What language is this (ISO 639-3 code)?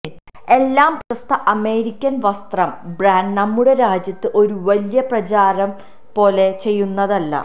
mal